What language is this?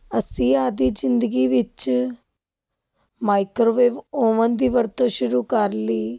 Punjabi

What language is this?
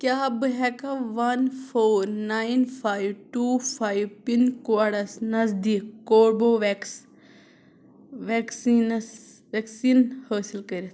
Kashmiri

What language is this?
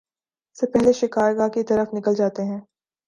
Urdu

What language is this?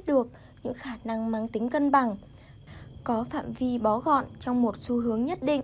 Vietnamese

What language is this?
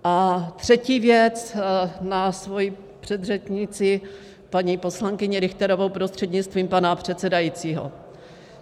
Czech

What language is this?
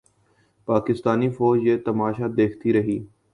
Urdu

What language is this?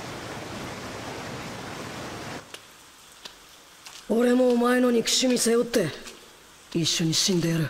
Japanese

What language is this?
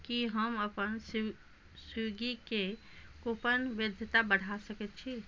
Maithili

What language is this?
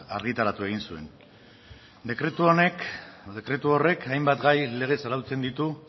Basque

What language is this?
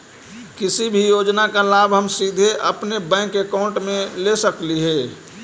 Magahi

